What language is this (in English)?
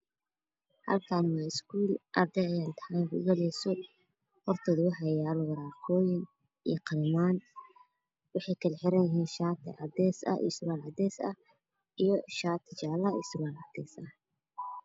Somali